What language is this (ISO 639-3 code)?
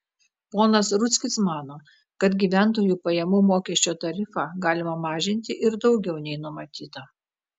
lit